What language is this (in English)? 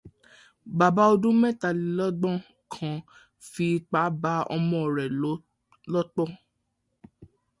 Yoruba